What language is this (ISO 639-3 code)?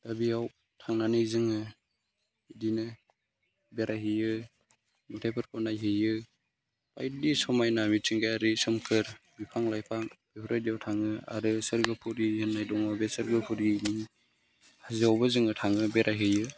brx